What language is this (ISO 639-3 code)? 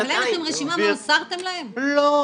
heb